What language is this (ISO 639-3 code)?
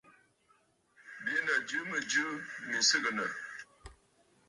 bfd